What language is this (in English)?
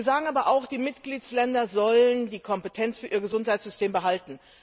German